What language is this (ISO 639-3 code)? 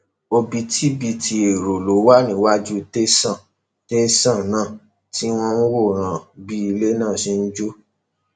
yor